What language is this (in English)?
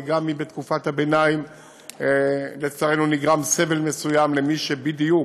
Hebrew